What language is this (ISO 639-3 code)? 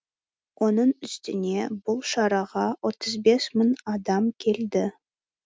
kaz